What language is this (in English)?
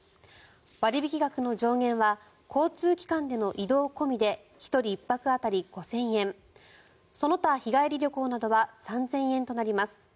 Japanese